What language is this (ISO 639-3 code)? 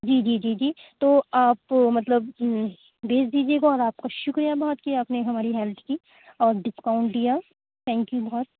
urd